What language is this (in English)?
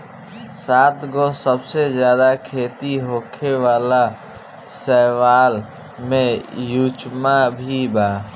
Bhojpuri